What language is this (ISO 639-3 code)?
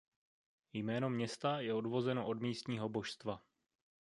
ces